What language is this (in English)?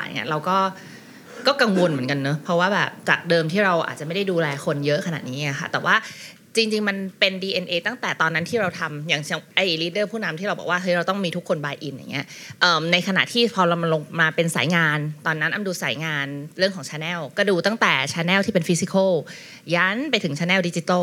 Thai